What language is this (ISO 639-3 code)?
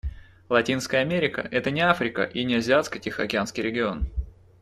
rus